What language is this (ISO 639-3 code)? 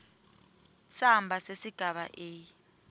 ssw